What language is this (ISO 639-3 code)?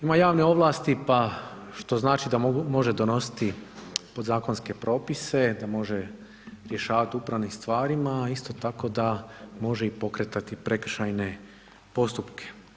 hrv